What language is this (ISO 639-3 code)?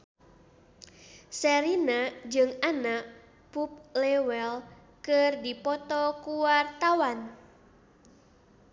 sun